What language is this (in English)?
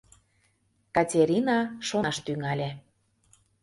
Mari